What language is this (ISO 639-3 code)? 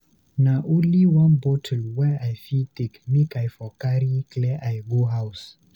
pcm